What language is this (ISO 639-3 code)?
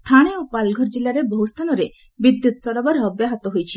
ori